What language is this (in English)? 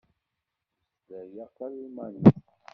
Kabyle